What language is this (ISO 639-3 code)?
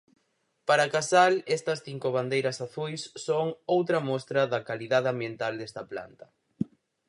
glg